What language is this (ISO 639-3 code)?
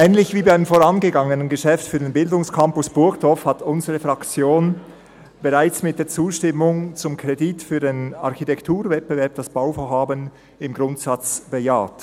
gsw